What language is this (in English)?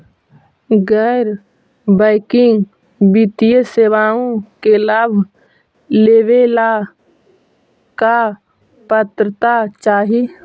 Magahi